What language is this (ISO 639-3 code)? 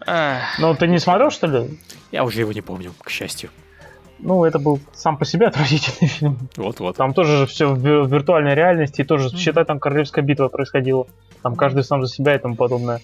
rus